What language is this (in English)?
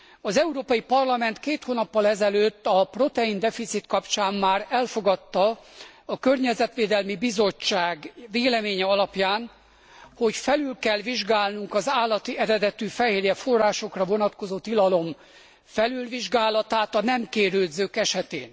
Hungarian